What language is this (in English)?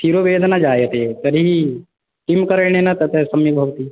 Sanskrit